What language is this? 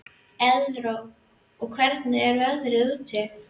Icelandic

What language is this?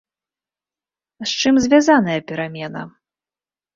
Belarusian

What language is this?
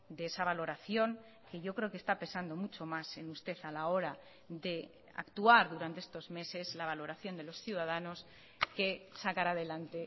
Spanish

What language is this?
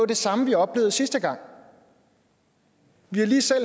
Danish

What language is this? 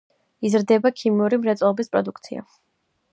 Georgian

